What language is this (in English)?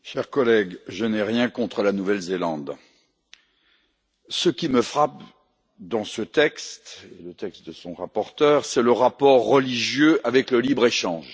French